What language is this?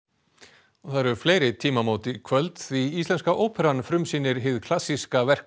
Icelandic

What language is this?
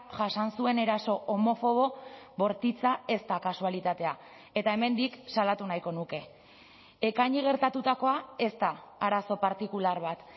Basque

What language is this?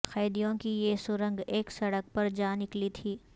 Urdu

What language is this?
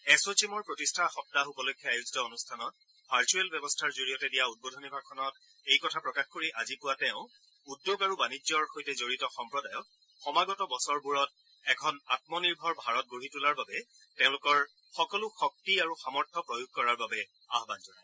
Assamese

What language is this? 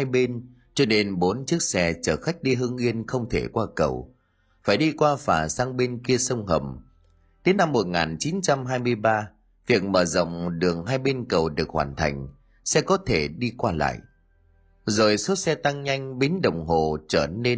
Vietnamese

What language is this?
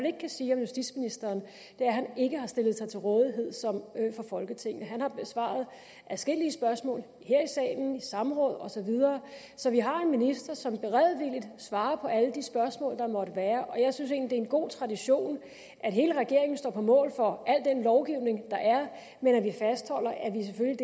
Danish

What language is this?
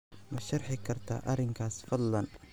Somali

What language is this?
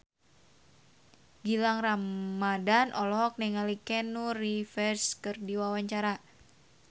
Sundanese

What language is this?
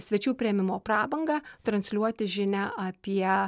Lithuanian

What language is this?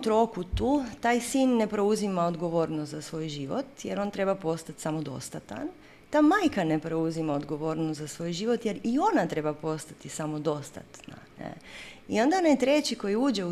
Croatian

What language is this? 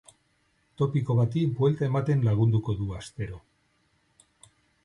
Basque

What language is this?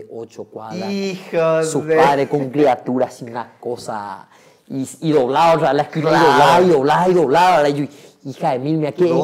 Spanish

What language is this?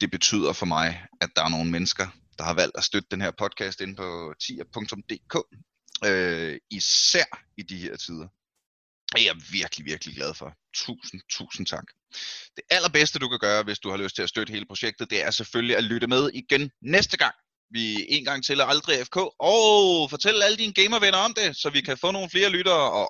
Danish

